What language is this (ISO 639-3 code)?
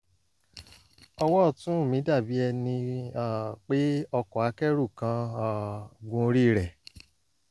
yor